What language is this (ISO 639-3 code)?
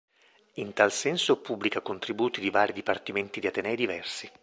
ita